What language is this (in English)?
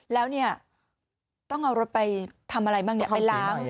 Thai